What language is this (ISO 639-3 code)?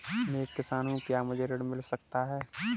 hin